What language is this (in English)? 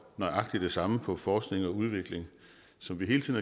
Danish